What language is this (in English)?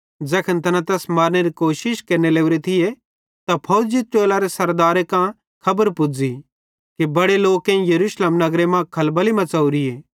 Bhadrawahi